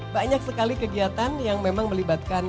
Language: Indonesian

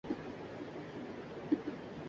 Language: Urdu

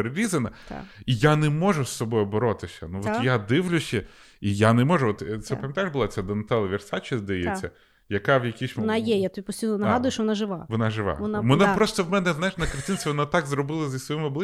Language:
Ukrainian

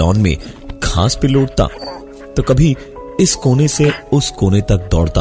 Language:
Hindi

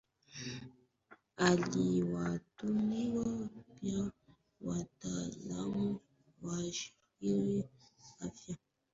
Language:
Swahili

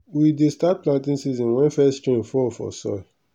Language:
Nigerian Pidgin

